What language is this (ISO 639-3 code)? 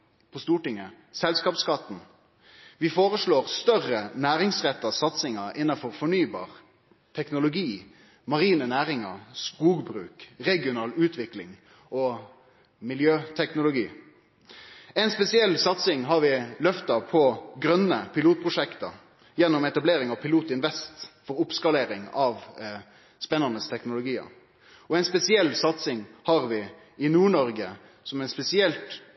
nno